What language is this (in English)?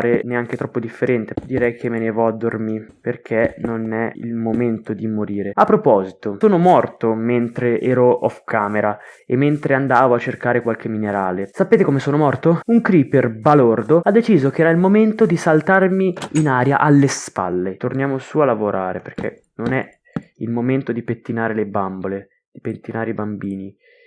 Italian